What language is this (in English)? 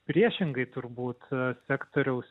Lithuanian